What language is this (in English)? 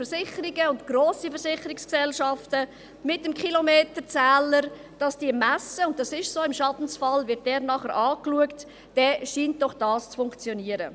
Swiss German